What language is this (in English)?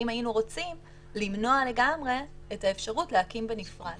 Hebrew